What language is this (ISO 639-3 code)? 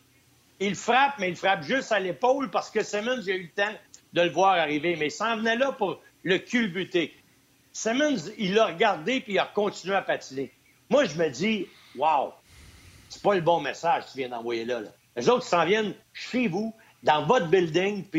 fra